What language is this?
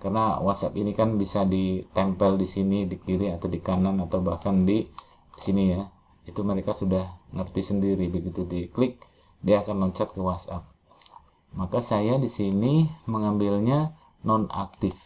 Indonesian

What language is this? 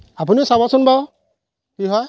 Assamese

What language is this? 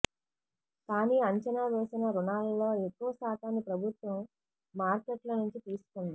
Telugu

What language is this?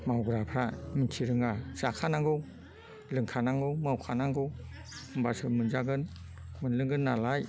Bodo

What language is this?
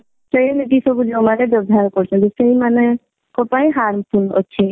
Odia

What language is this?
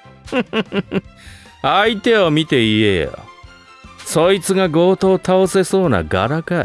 Japanese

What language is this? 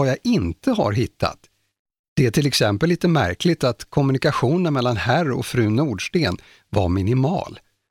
Swedish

